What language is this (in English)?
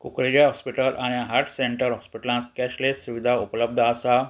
Konkani